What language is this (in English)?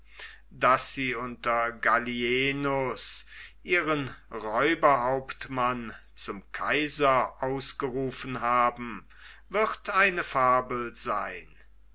German